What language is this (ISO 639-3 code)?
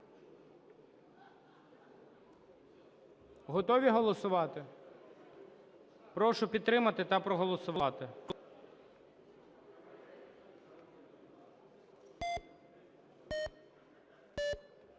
ukr